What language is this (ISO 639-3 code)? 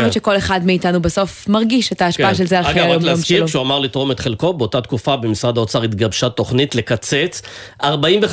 heb